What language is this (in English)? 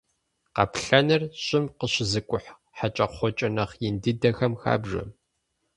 Kabardian